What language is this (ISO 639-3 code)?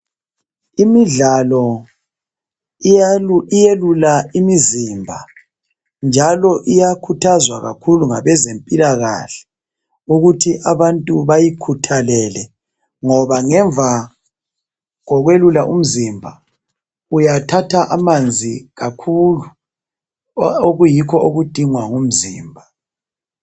nde